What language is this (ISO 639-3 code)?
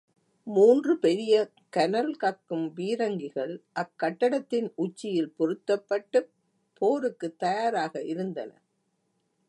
tam